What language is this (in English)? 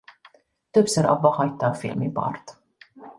Hungarian